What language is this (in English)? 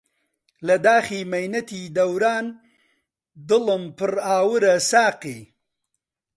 Central Kurdish